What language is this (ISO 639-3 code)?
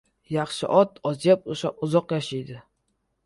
uzb